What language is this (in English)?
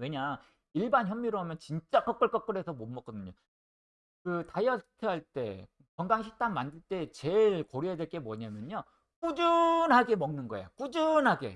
Korean